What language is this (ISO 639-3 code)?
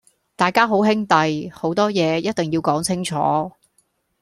yue